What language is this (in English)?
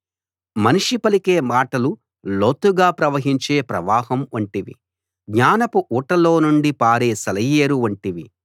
Telugu